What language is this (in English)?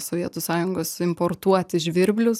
Lithuanian